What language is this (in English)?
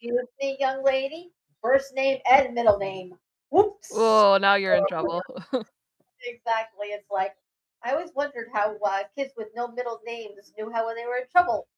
English